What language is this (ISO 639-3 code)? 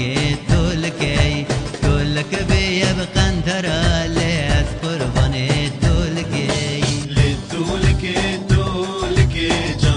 tur